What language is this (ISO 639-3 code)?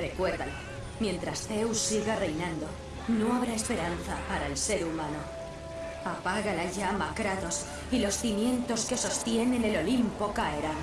spa